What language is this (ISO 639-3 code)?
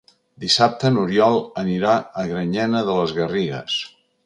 cat